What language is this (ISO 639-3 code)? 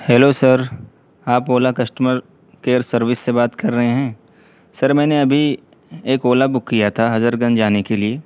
urd